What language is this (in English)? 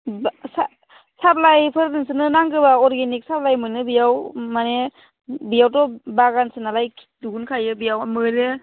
Bodo